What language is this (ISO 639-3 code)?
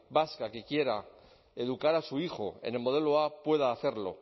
spa